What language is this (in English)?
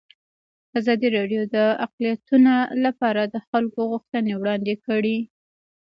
Pashto